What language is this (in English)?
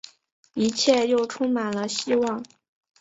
Chinese